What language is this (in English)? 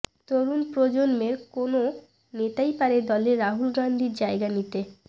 Bangla